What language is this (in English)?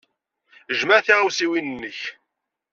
Kabyle